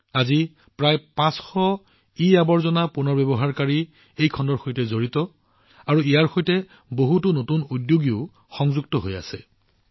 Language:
Assamese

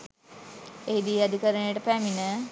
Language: Sinhala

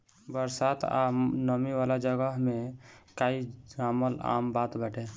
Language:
Bhojpuri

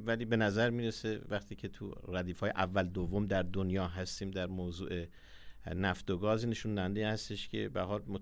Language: Persian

